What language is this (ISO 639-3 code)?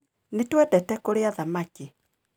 kik